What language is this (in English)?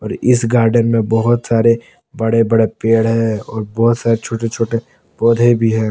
Hindi